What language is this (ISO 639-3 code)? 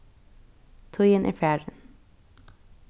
fao